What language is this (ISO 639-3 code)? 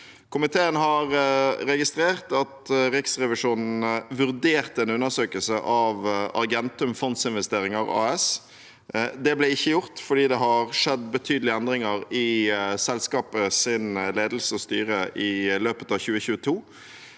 nor